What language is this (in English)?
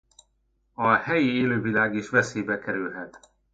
Hungarian